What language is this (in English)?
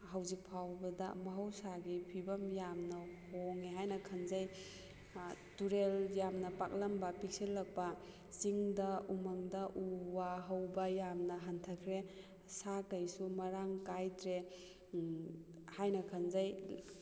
Manipuri